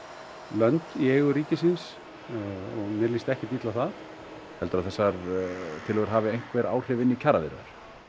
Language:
Icelandic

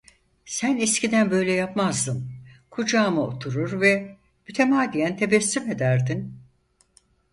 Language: Turkish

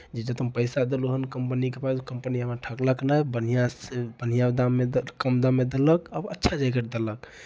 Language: Maithili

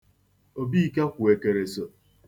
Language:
Igbo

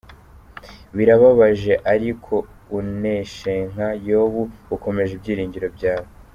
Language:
Kinyarwanda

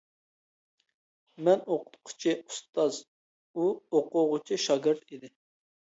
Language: Uyghur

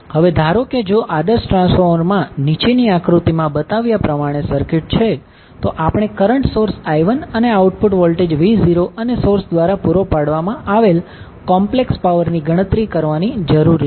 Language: Gujarati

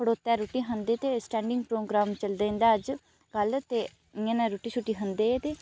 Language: Dogri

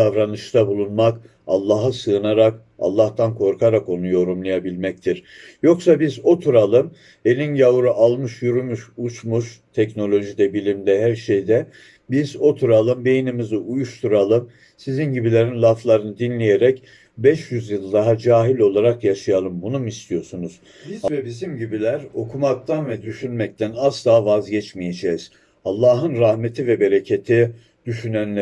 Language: Turkish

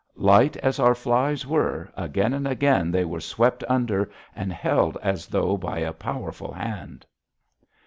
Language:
English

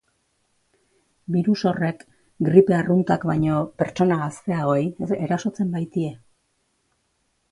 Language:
Basque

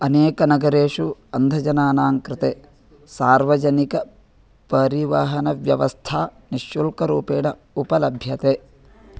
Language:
Sanskrit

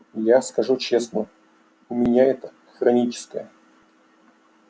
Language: Russian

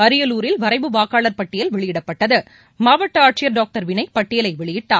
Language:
Tamil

